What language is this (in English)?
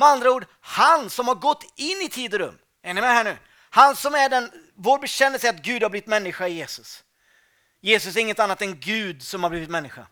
Swedish